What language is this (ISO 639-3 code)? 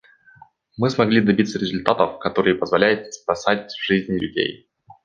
rus